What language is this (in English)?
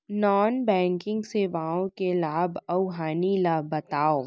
Chhattisgarhi